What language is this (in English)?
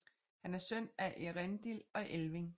Danish